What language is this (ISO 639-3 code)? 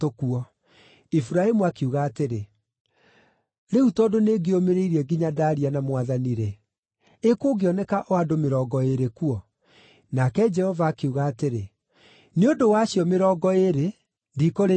kik